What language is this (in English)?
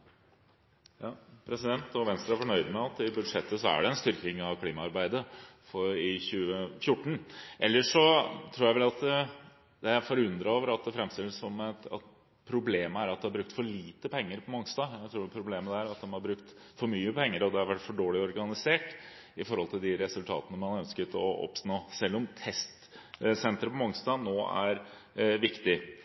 Norwegian Bokmål